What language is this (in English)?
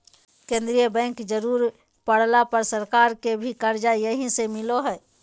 Magahi